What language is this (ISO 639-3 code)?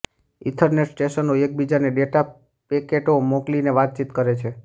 guj